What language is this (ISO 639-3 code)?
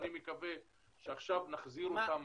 heb